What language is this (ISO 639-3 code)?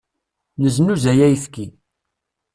kab